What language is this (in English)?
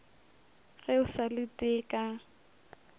Northern Sotho